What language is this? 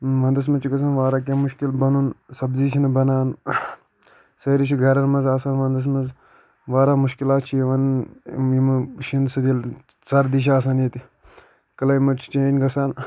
Kashmiri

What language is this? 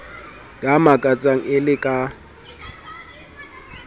Southern Sotho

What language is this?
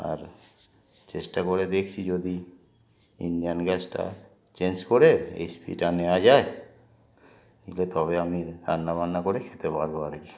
Bangla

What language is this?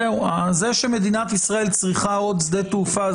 Hebrew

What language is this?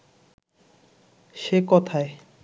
Bangla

